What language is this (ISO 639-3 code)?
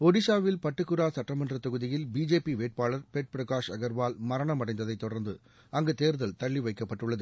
tam